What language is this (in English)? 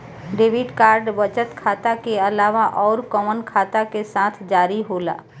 Bhojpuri